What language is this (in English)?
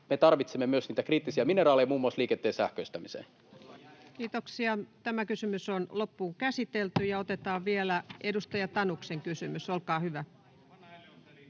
Finnish